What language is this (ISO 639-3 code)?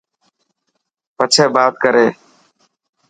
mki